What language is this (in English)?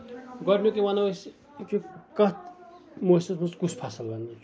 Kashmiri